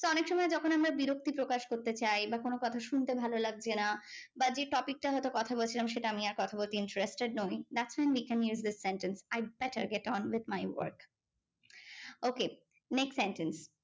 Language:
Bangla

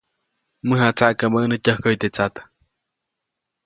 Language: Copainalá Zoque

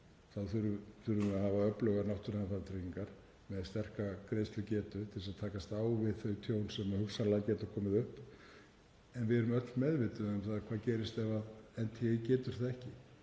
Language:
Icelandic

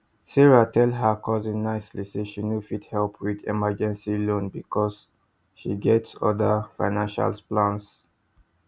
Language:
Nigerian Pidgin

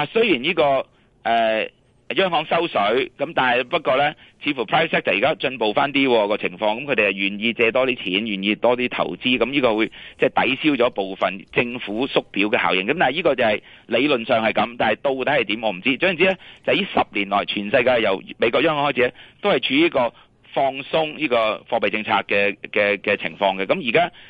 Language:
Chinese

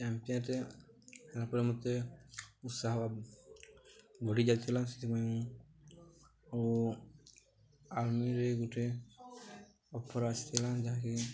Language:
Odia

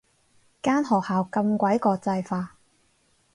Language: Cantonese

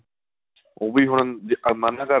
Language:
Punjabi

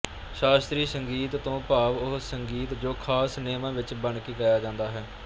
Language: Punjabi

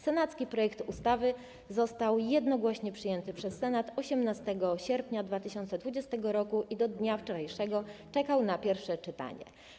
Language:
Polish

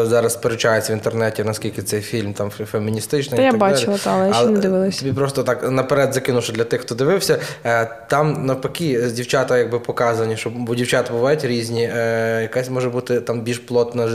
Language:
Ukrainian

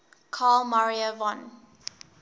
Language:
English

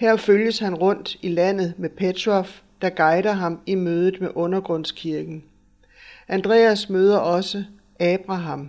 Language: Danish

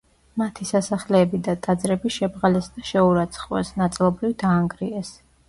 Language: Georgian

